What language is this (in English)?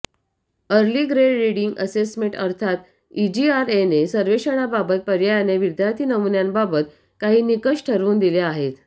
Marathi